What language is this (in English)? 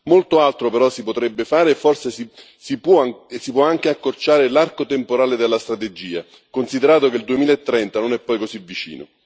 Italian